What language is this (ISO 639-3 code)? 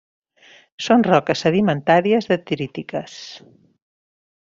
cat